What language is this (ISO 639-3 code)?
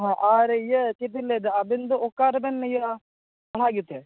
sat